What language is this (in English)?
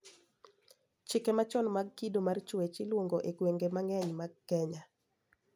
Luo (Kenya and Tanzania)